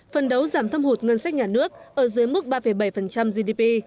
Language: Vietnamese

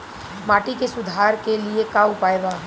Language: Bhojpuri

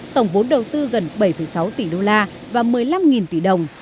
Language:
Vietnamese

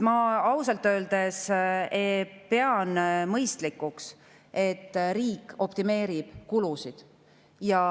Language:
Estonian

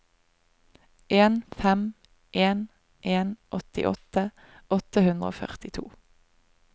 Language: Norwegian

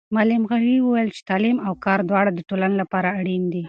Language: Pashto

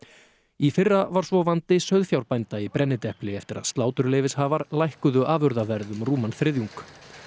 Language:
Icelandic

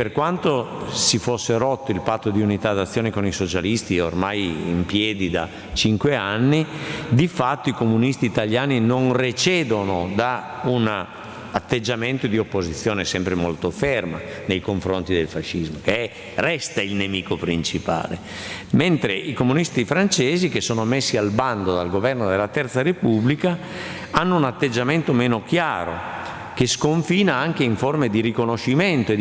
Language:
Italian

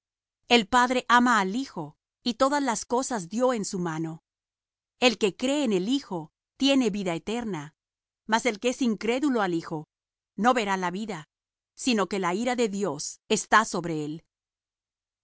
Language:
Spanish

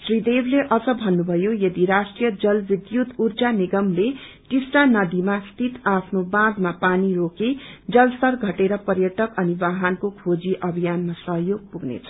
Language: Nepali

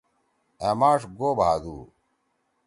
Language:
Torwali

